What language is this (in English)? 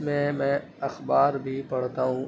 Urdu